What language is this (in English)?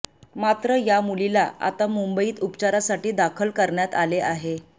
Marathi